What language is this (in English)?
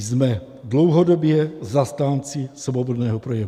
Czech